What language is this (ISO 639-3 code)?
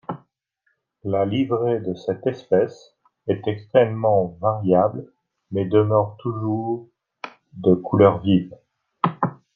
fra